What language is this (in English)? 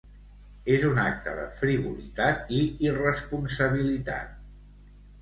Catalan